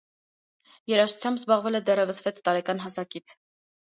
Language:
Armenian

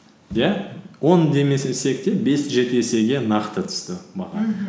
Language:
Kazakh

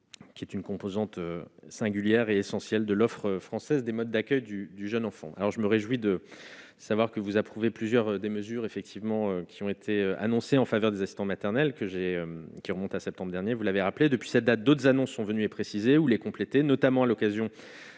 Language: French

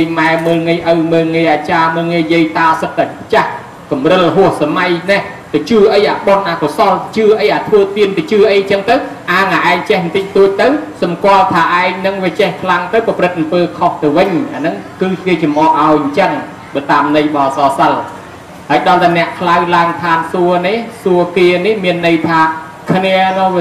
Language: Thai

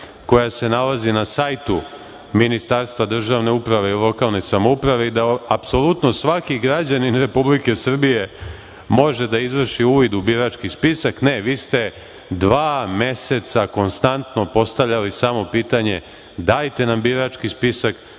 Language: Serbian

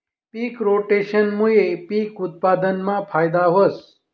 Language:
Marathi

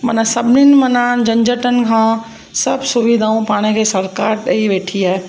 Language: Sindhi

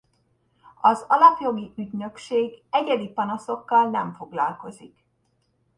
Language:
Hungarian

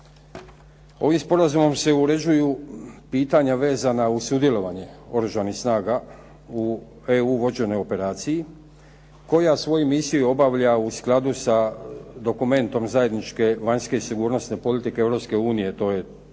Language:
Croatian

